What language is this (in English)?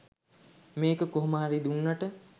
Sinhala